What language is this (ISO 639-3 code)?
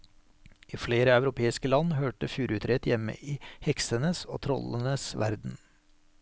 nor